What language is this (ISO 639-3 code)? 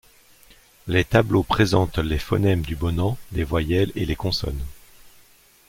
fra